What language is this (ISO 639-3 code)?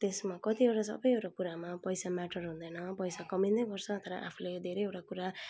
nep